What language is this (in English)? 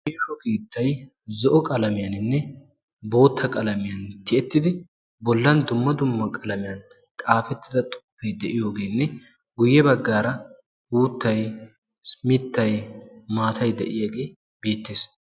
Wolaytta